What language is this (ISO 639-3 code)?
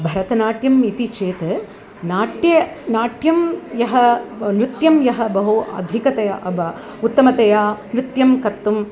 san